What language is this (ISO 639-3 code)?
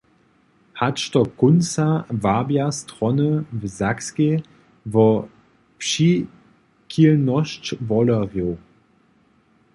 hsb